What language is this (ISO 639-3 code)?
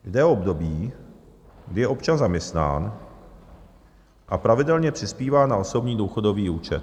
ces